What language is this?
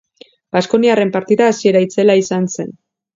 Basque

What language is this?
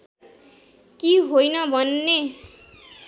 Nepali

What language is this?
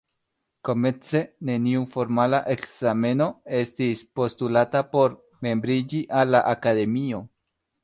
Esperanto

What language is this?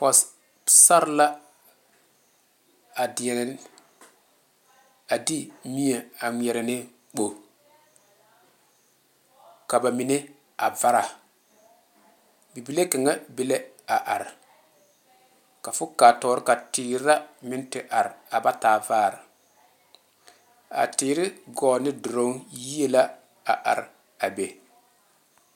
Southern Dagaare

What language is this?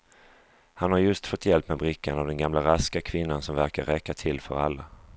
Swedish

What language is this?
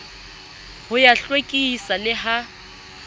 Southern Sotho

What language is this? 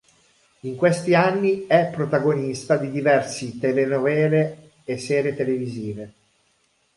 Italian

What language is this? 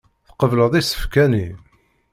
Kabyle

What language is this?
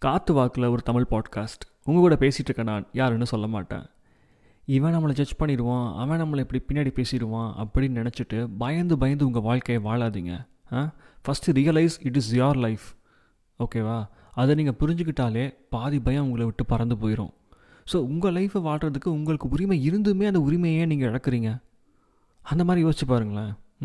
Tamil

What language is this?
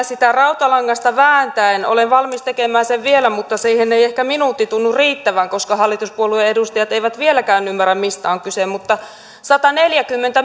Finnish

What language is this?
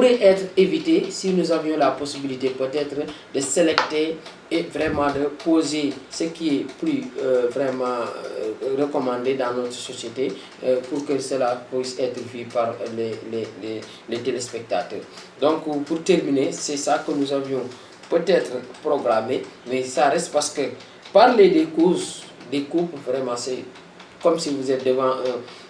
French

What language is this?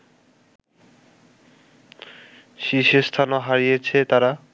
Bangla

